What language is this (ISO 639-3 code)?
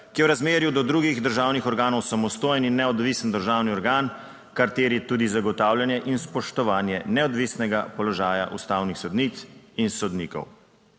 slv